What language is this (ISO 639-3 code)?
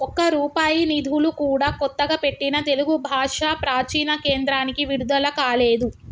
tel